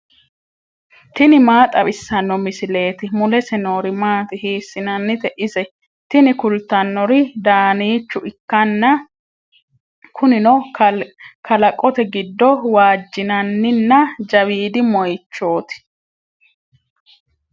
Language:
Sidamo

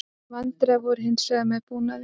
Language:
Icelandic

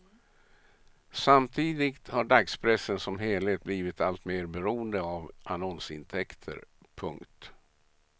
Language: Swedish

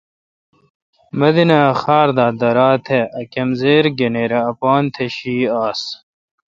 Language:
Kalkoti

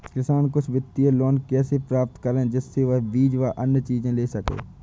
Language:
Hindi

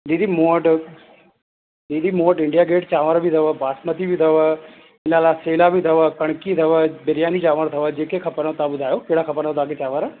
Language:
Sindhi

